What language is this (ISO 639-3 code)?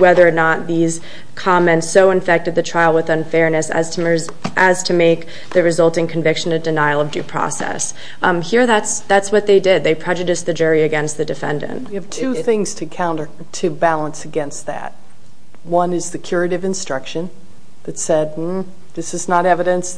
eng